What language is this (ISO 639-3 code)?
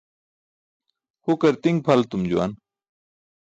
bsk